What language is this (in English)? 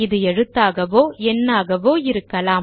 Tamil